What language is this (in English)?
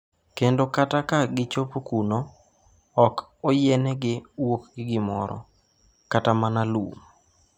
Luo (Kenya and Tanzania)